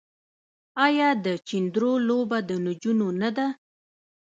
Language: Pashto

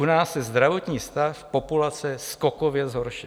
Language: Czech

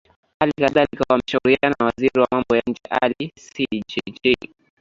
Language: Swahili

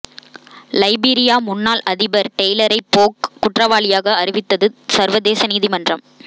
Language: Tamil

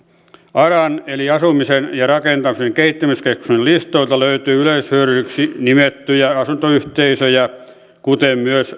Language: Finnish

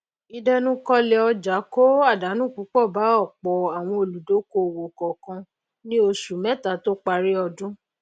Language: Yoruba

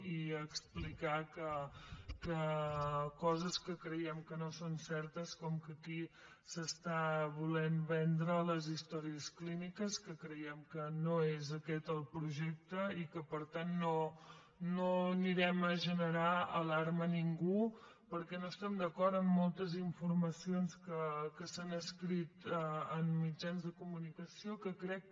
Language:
Catalan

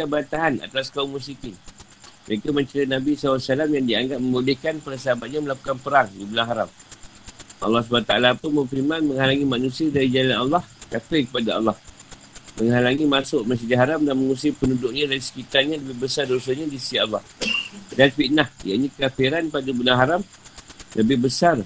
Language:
Malay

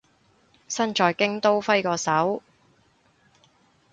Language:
Cantonese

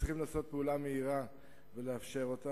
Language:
Hebrew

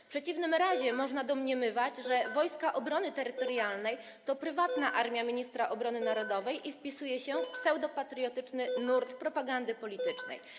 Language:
Polish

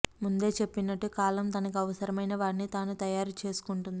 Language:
Telugu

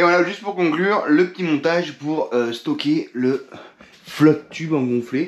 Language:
French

